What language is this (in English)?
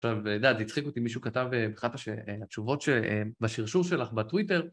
Hebrew